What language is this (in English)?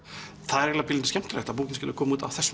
Icelandic